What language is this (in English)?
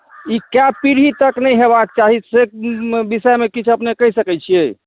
Maithili